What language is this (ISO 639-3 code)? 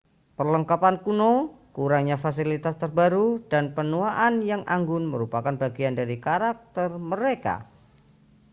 ind